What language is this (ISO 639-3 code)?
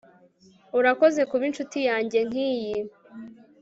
kin